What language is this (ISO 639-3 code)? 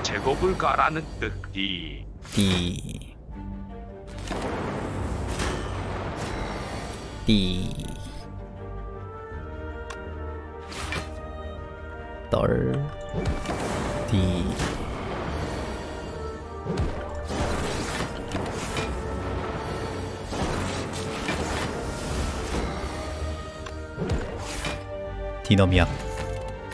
kor